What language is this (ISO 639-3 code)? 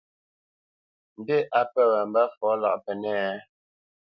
bce